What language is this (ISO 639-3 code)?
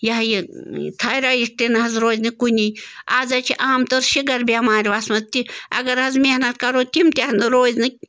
kas